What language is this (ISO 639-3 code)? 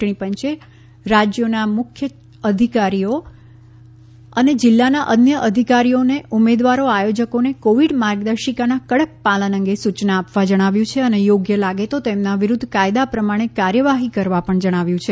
guj